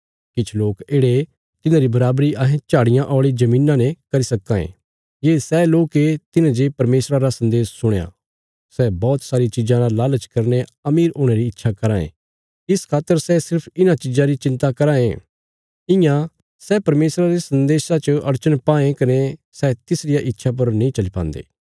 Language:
Bilaspuri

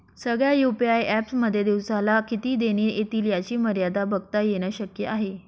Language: Marathi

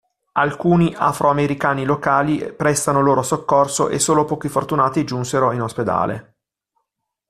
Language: Italian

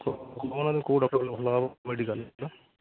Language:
Odia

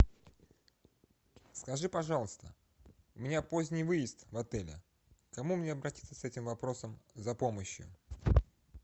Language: Russian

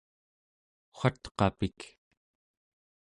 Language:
Central Yupik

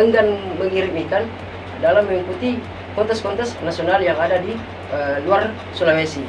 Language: Indonesian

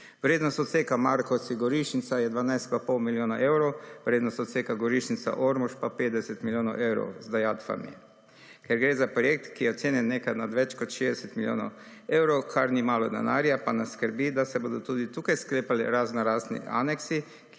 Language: Slovenian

